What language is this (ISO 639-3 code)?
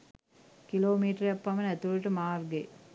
sin